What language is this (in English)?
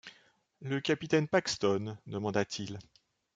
French